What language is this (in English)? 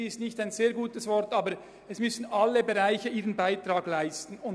Swiss German